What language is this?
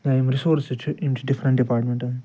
Kashmiri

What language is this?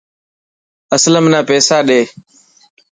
Dhatki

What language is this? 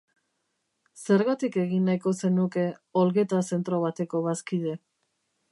Basque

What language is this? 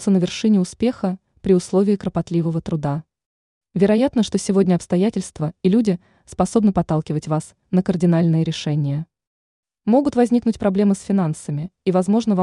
Russian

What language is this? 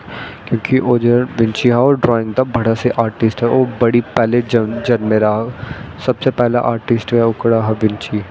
Dogri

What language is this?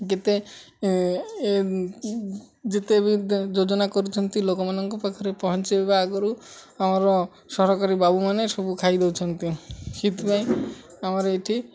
Odia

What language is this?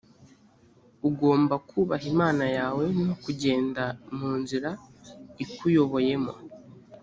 Kinyarwanda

